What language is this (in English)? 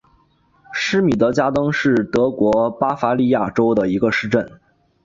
Chinese